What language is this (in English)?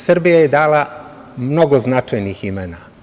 Serbian